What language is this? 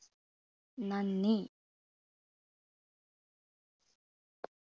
Malayalam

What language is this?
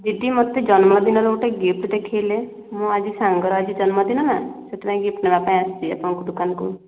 Odia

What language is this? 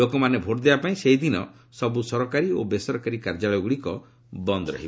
Odia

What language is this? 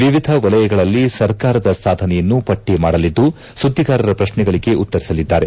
Kannada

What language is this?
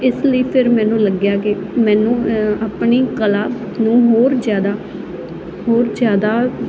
Punjabi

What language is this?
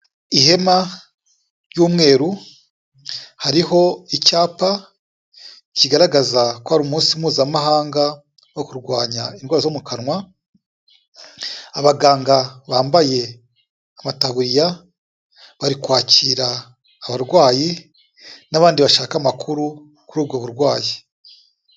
Kinyarwanda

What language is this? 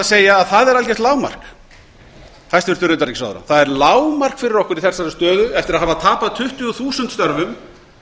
Icelandic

